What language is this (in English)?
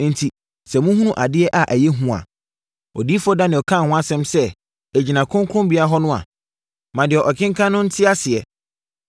Akan